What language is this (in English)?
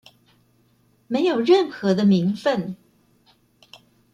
Chinese